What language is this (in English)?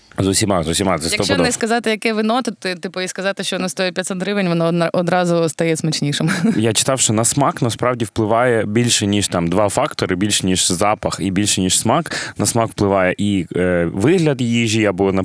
Ukrainian